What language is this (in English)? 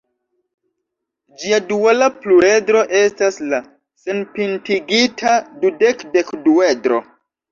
Esperanto